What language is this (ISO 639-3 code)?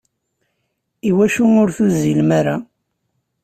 kab